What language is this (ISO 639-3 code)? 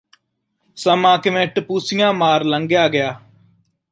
pan